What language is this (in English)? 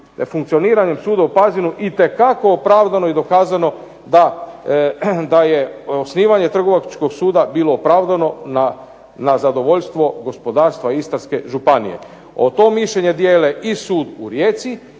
Croatian